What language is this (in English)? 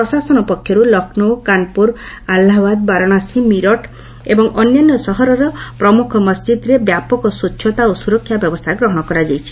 Odia